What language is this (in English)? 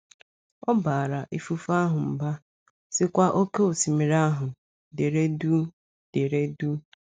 Igbo